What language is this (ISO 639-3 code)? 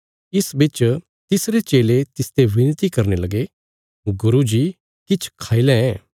kfs